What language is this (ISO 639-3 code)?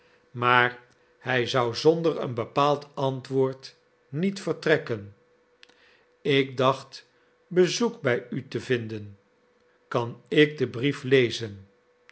nld